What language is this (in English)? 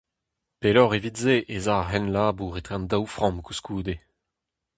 Breton